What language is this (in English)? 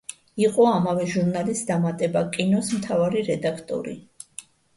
Georgian